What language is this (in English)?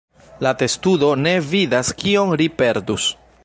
Esperanto